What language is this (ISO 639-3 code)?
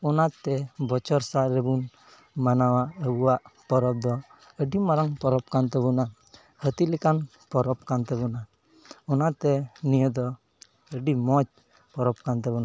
sat